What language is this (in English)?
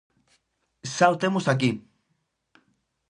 Galician